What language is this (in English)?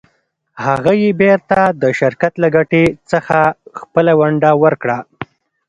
Pashto